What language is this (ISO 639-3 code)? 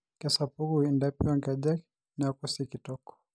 mas